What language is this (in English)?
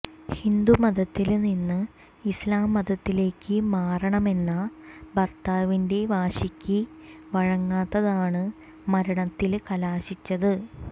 Malayalam